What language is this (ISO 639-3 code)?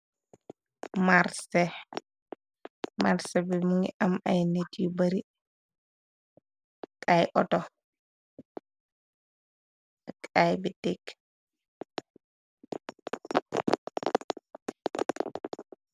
wol